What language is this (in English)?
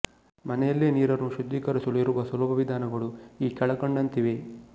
Kannada